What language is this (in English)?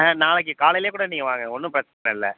Tamil